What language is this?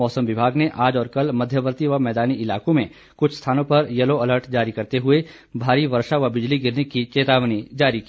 Hindi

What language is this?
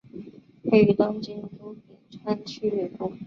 Chinese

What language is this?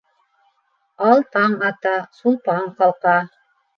Bashkir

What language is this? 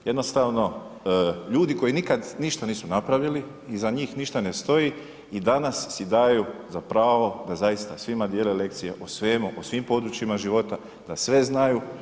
Croatian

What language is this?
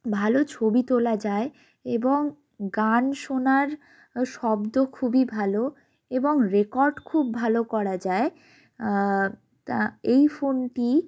Bangla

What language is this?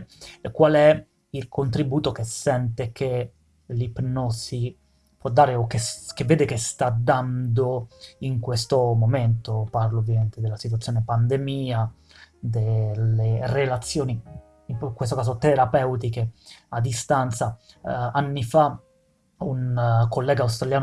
Italian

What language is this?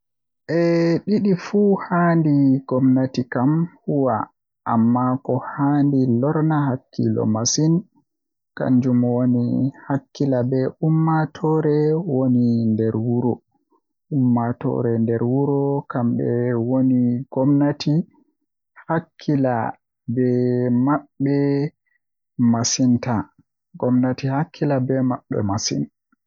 Western Niger Fulfulde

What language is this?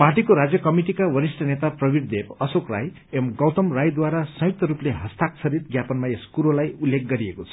Nepali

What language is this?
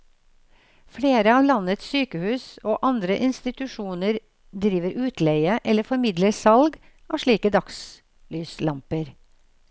Norwegian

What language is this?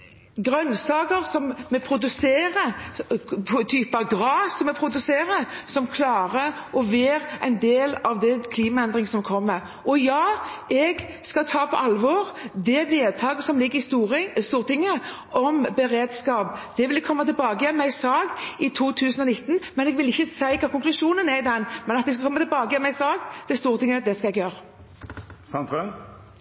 Norwegian Bokmål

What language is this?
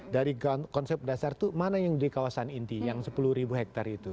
Indonesian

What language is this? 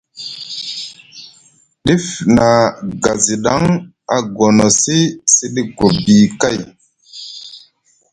Musgu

